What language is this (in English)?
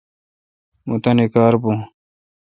Kalkoti